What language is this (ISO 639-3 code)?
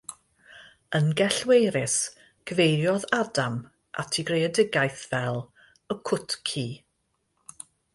cym